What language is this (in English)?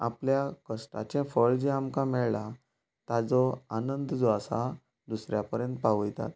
Konkani